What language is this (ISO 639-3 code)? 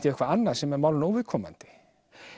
isl